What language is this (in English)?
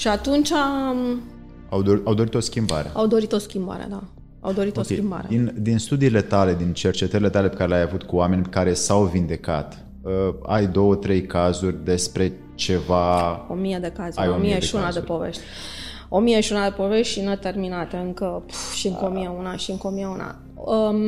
Romanian